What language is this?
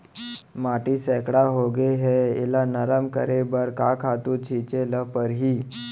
Chhattisgarhi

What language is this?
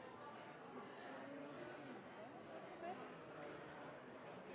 Norwegian Nynorsk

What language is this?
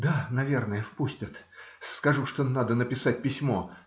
Russian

